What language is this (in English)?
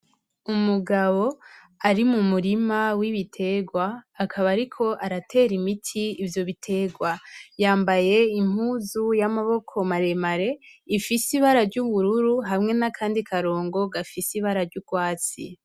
Rundi